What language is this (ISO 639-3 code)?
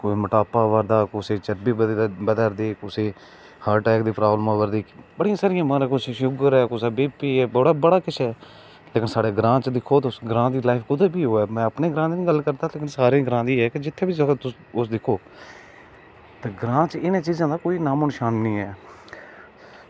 doi